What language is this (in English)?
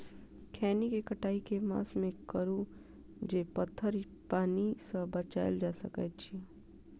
Maithili